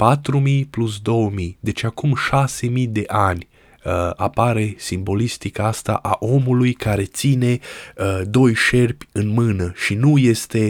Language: Romanian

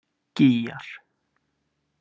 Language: Icelandic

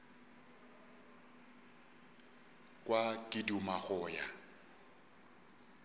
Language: Northern Sotho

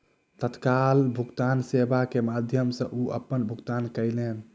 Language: Maithili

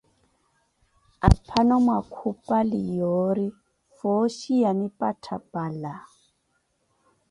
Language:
Koti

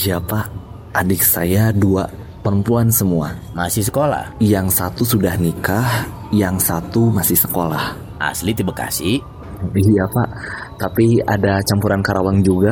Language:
Indonesian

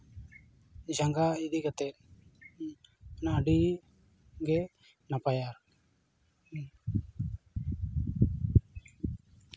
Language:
Santali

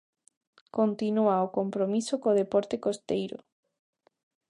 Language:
Galician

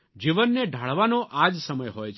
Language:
Gujarati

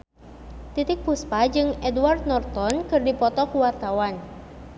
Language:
Sundanese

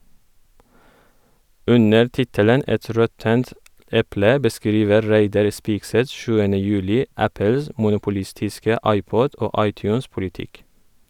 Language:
Norwegian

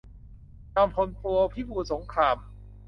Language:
Thai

